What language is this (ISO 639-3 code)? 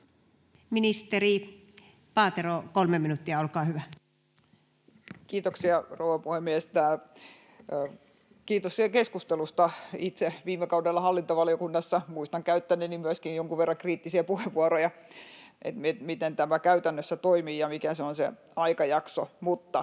fin